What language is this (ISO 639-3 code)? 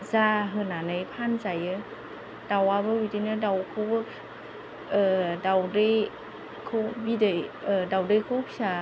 brx